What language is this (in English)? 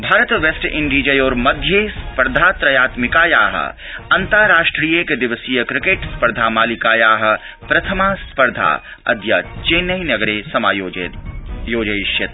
Sanskrit